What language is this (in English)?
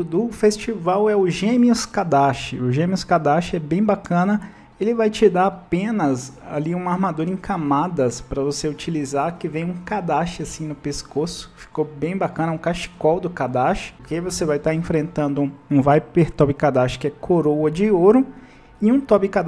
Portuguese